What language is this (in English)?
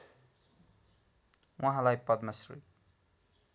Nepali